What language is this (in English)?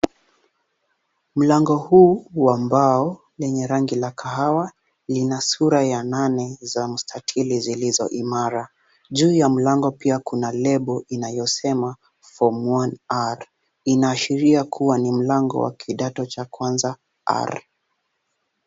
Swahili